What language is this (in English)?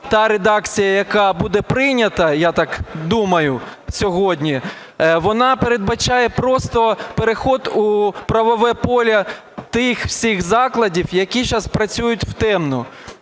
Ukrainian